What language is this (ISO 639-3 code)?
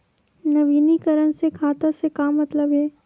hne